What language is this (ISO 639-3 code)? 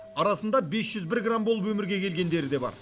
kaz